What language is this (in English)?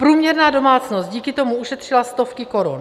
Czech